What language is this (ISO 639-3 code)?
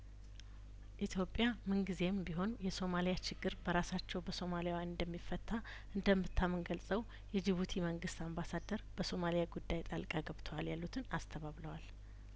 amh